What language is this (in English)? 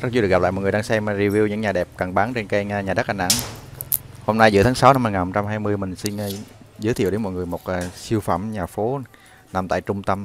Vietnamese